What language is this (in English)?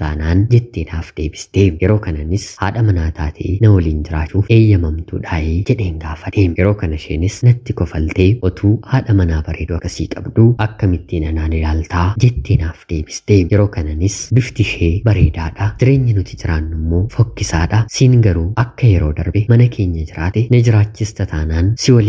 Arabic